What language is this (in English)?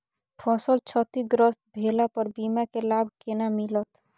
Maithili